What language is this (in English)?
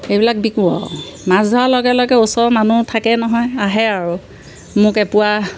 Assamese